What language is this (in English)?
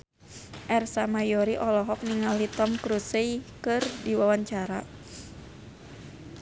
Sundanese